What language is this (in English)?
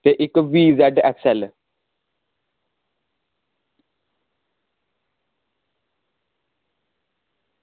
Dogri